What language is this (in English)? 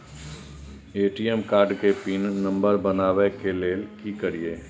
Maithili